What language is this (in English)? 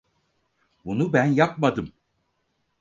Turkish